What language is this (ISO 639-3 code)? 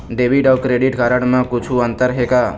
hne